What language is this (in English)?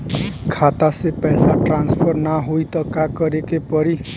Bhojpuri